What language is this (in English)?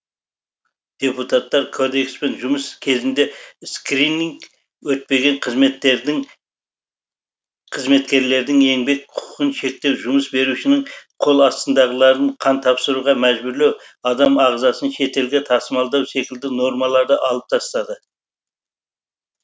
Kazakh